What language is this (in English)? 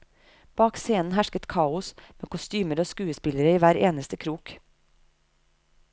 Norwegian